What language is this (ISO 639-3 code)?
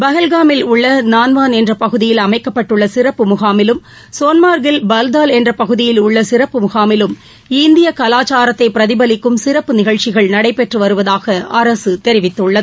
tam